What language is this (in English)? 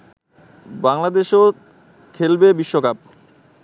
Bangla